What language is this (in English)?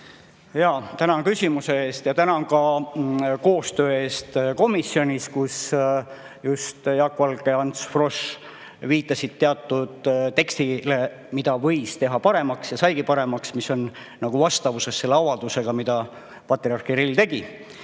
Estonian